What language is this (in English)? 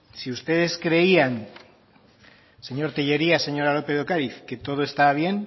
Spanish